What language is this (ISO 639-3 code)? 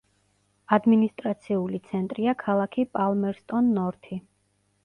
kat